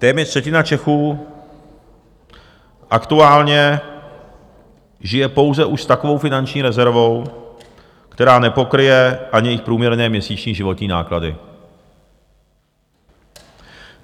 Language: Czech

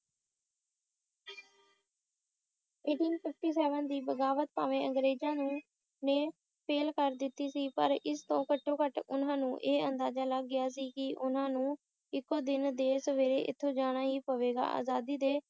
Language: Punjabi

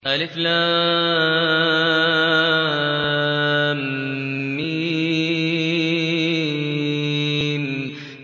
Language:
Arabic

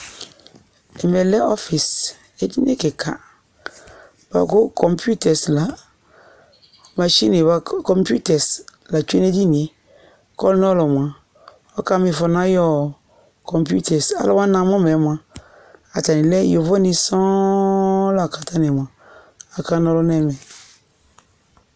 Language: Ikposo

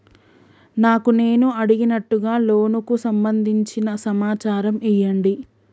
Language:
Telugu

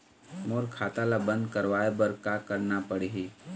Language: Chhattisgarhi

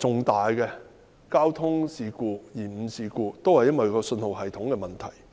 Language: Cantonese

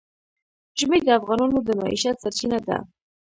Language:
Pashto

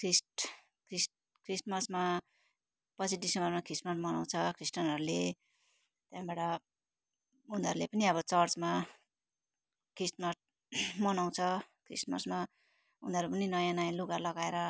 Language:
Nepali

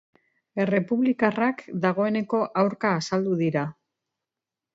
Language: Basque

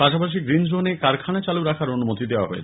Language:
Bangla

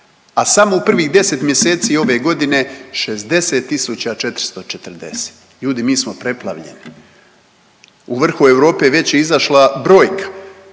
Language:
Croatian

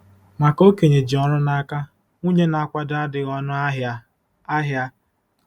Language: Igbo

